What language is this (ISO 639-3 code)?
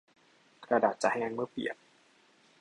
tha